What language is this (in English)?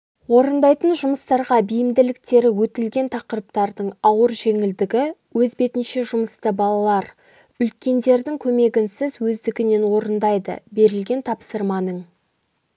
Kazakh